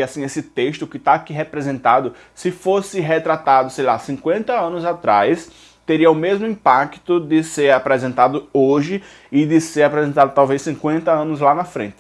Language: Portuguese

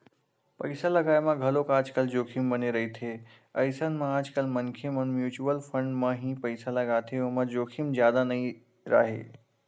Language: Chhattisgarhi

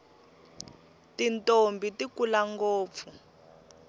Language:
Tsonga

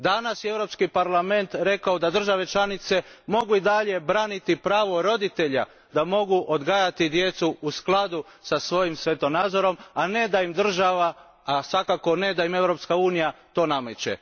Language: Croatian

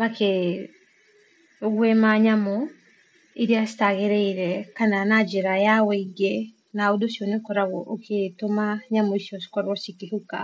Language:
Kikuyu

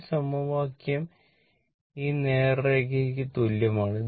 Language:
Malayalam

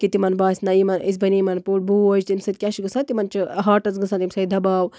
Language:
Kashmiri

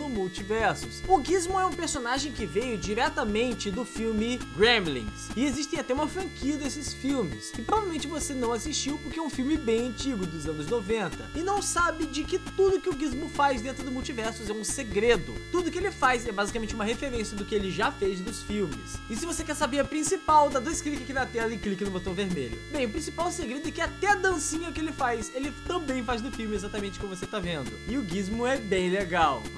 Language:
Portuguese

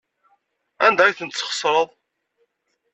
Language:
Kabyle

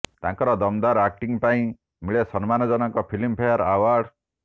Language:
Odia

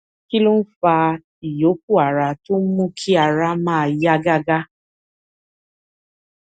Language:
Yoruba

